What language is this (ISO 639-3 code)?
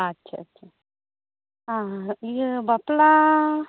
sat